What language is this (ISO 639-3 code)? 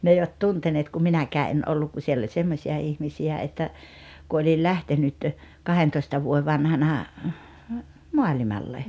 fin